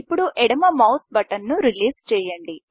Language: Telugu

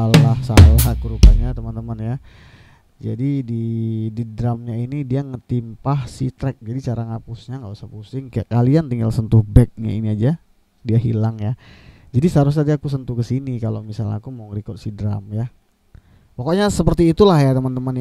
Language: Indonesian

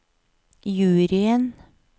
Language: Norwegian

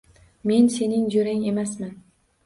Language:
Uzbek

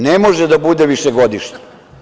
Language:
Serbian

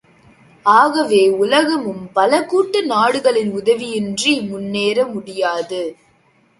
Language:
Tamil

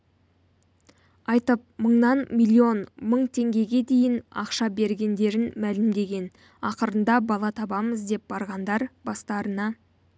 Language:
Kazakh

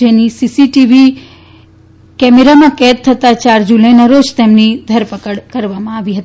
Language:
Gujarati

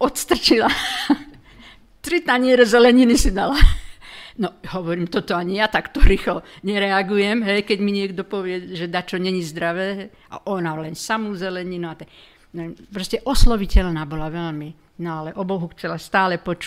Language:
Slovak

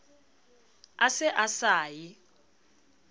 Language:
Southern Sotho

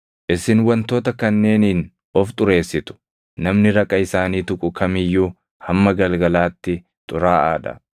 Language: Oromo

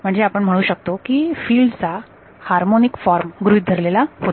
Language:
Marathi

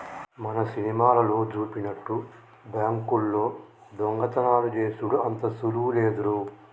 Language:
Telugu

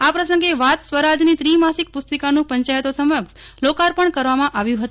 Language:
Gujarati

